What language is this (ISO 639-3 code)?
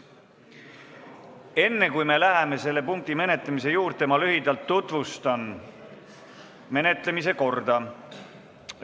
est